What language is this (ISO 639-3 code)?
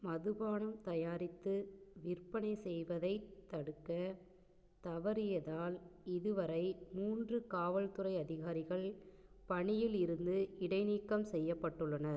tam